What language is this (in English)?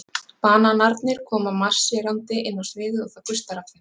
Icelandic